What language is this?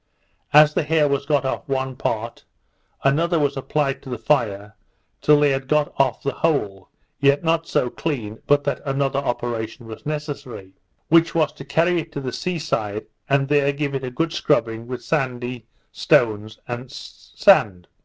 English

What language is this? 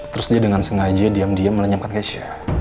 Indonesian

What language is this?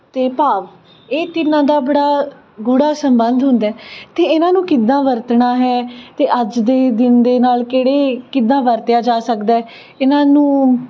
Punjabi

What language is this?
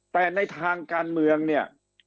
Thai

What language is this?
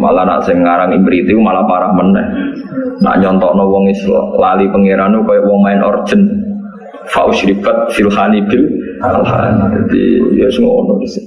Indonesian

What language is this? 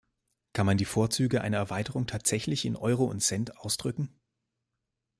German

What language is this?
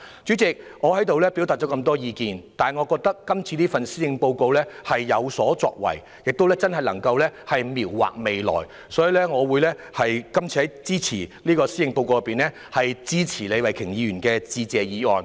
Cantonese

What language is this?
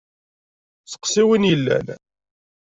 Kabyle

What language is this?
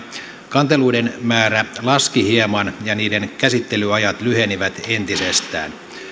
Finnish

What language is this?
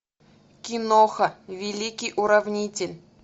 Russian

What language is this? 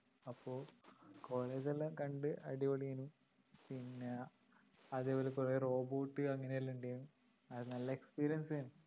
Malayalam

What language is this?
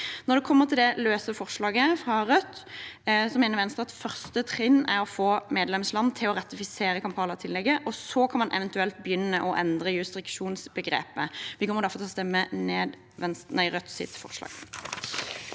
Norwegian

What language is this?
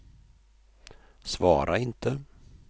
Swedish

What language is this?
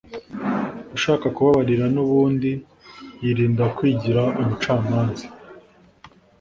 Kinyarwanda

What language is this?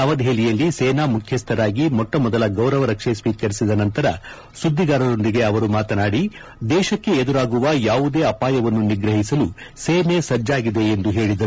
Kannada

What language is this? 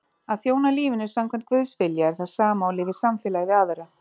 Icelandic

